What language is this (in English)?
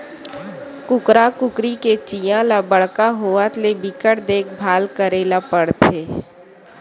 Chhattisgarhi